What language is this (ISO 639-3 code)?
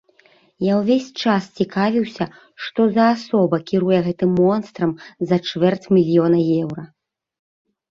bel